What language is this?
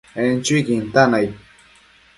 Matsés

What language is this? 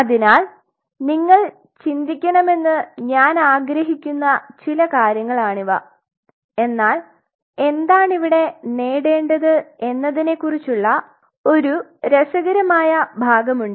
Malayalam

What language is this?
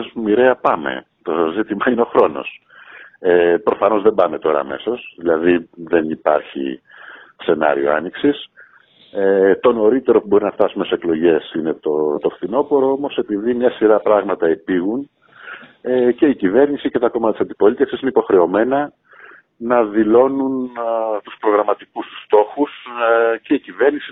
Greek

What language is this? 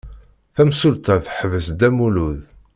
Kabyle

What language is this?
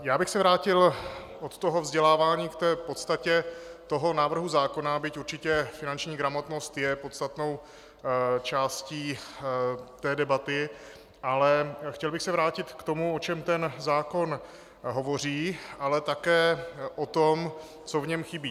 Czech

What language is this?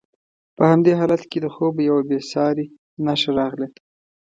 Pashto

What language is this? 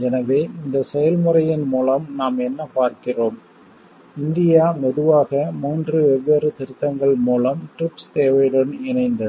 Tamil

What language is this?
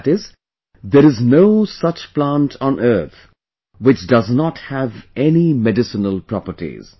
English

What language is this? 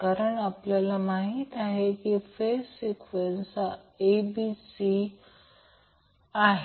Marathi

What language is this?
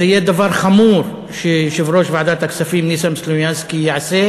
Hebrew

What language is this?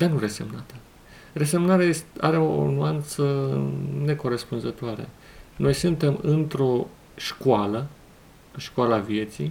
Romanian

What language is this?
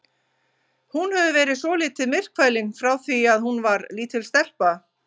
Icelandic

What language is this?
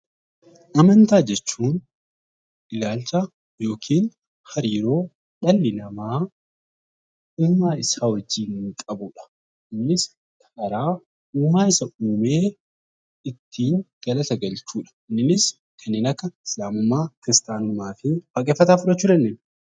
Oromo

